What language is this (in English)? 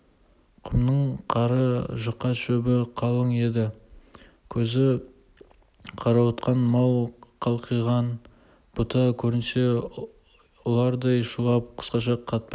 Kazakh